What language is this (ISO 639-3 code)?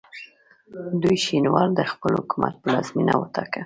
pus